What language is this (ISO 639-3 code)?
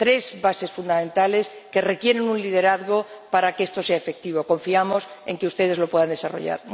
spa